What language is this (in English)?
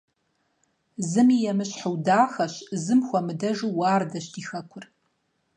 Kabardian